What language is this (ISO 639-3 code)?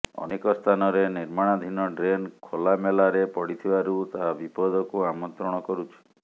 ori